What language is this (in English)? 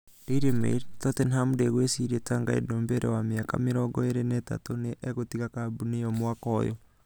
Kikuyu